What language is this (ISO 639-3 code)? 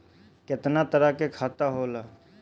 bho